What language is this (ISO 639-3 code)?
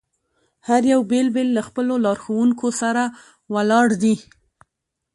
pus